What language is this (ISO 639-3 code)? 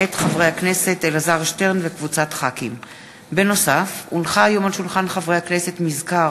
heb